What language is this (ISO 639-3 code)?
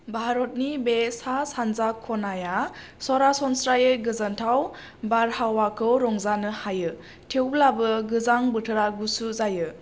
brx